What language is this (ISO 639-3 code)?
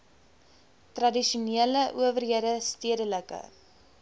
afr